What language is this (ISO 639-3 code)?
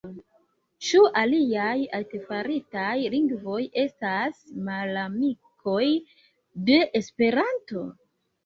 epo